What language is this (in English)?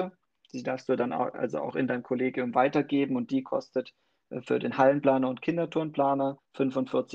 German